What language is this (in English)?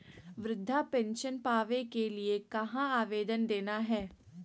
Magahi